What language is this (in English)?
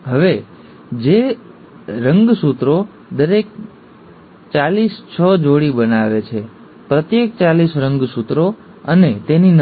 Gujarati